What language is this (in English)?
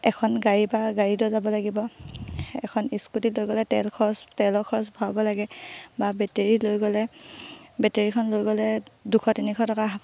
Assamese